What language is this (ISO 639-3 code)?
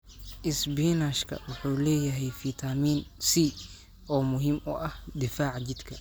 som